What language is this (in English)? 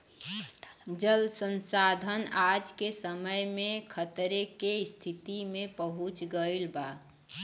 Bhojpuri